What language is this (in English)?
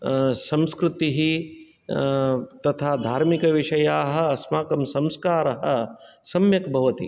Sanskrit